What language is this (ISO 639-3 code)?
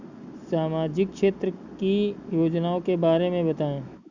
hin